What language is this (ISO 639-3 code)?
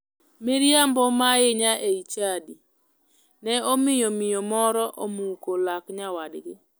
luo